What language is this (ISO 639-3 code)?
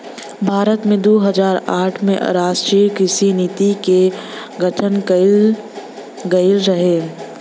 bho